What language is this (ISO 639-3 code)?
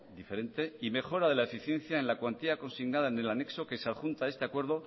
spa